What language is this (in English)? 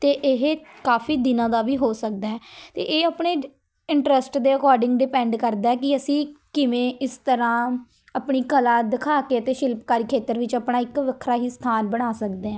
Punjabi